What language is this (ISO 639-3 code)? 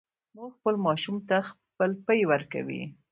pus